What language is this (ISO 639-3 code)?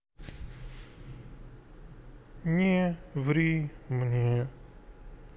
rus